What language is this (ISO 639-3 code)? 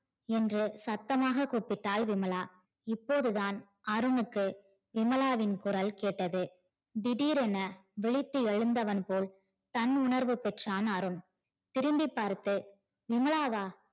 tam